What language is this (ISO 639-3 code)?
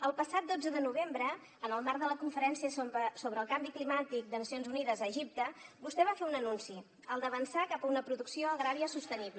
cat